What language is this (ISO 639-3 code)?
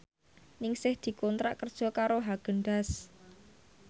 jav